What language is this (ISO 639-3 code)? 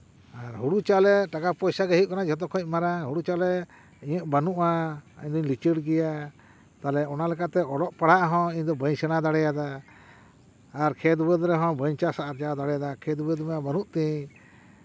sat